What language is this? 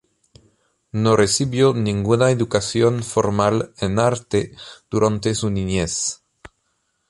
Spanish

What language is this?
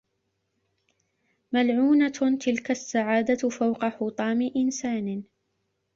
Arabic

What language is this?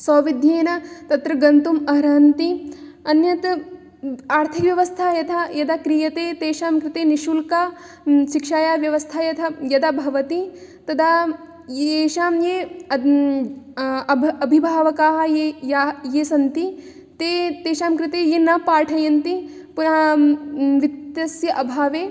Sanskrit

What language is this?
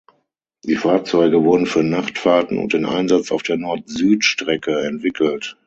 German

